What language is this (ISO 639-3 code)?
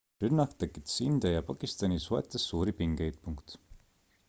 est